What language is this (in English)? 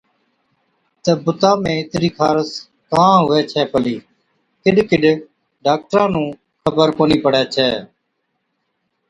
Od